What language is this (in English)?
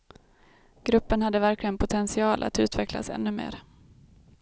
Swedish